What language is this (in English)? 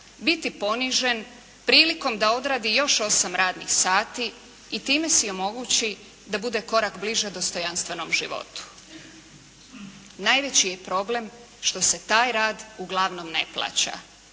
Croatian